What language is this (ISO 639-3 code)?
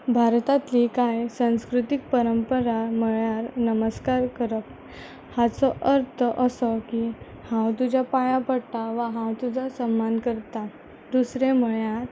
kok